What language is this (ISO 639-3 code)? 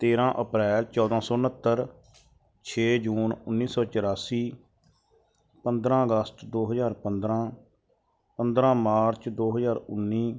pan